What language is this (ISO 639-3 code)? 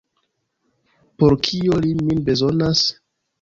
epo